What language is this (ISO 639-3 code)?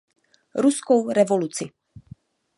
ces